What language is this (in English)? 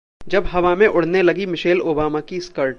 Hindi